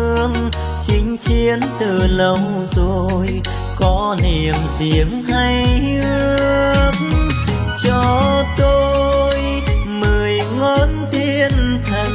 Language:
Vietnamese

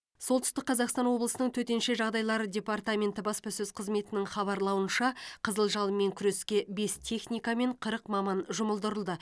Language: Kazakh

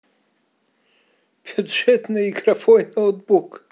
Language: Russian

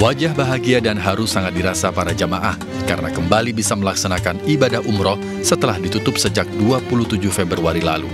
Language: Indonesian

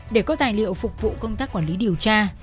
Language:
Vietnamese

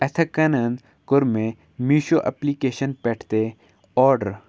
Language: Kashmiri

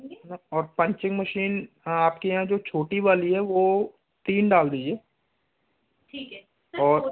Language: Hindi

